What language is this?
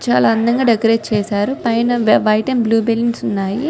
Telugu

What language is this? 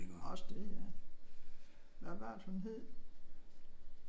Danish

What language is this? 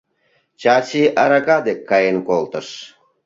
Mari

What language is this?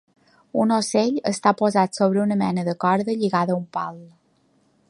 Catalan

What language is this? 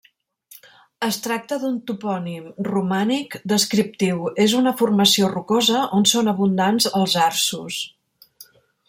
Catalan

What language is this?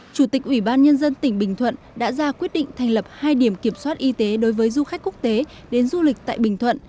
Vietnamese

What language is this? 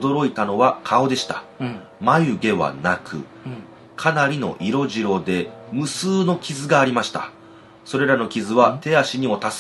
Japanese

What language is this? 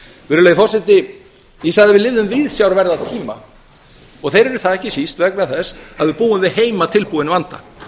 Icelandic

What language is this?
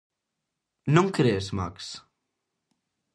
Galician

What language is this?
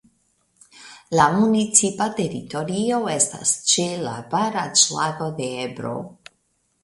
Esperanto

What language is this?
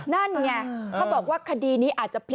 Thai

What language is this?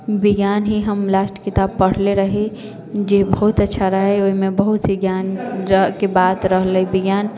Maithili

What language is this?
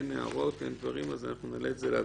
Hebrew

